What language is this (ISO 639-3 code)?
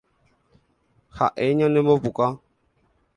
grn